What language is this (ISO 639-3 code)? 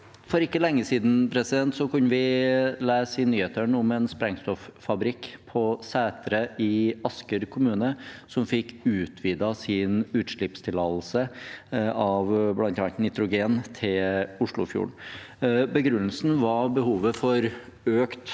nor